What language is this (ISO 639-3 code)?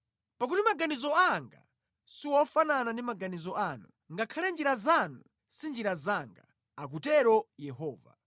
nya